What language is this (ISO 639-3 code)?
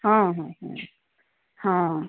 ori